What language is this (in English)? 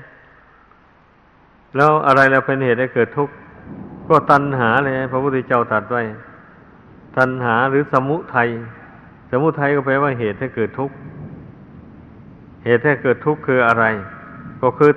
Thai